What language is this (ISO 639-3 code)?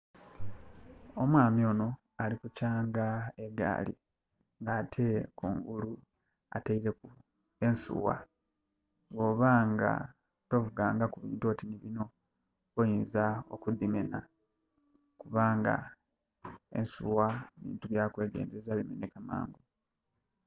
xog